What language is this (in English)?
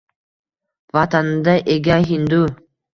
Uzbek